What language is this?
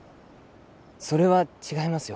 Japanese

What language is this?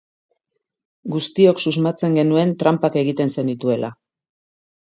Basque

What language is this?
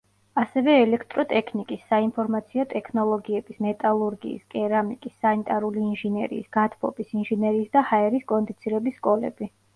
Georgian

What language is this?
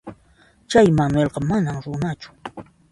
Puno Quechua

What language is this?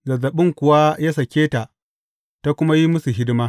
Hausa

